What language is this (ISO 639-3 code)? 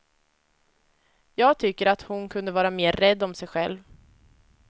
swe